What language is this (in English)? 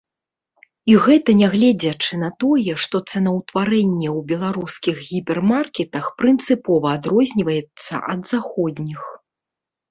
Belarusian